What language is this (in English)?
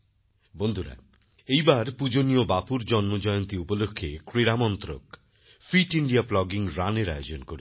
Bangla